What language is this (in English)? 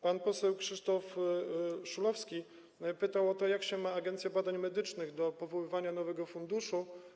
Polish